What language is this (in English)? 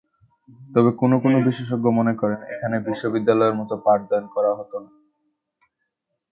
Bangla